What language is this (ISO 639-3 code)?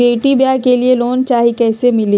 mag